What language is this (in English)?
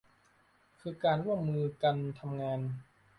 Thai